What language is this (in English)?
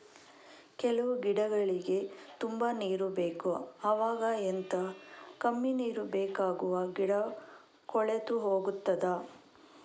Kannada